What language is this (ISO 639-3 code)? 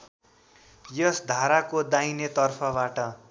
nep